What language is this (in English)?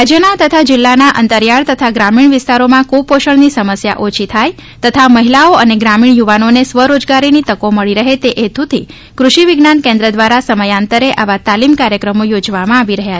Gujarati